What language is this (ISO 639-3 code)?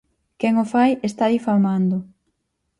glg